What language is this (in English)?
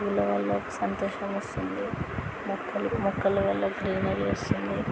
Telugu